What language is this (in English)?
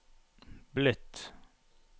Norwegian